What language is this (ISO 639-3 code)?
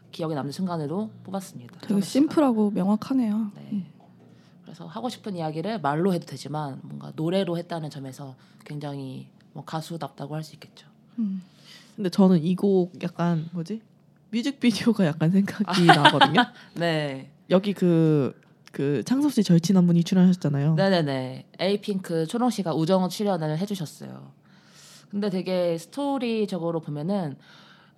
kor